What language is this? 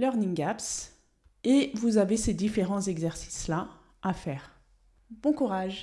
French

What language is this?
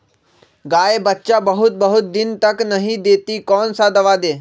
Magahi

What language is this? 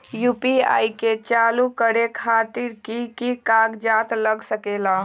Magahi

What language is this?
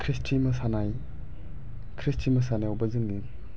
Bodo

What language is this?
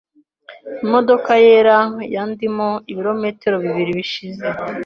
Kinyarwanda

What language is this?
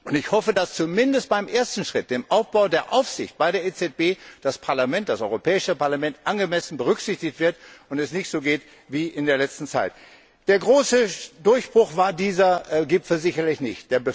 German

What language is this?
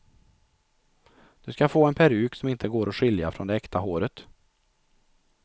Swedish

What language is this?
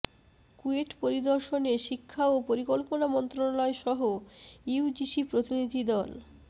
Bangla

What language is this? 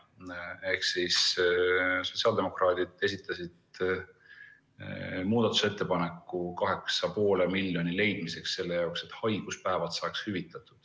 Estonian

